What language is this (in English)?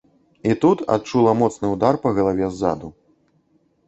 Belarusian